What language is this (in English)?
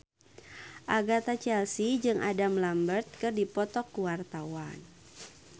Sundanese